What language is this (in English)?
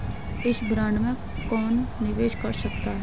Hindi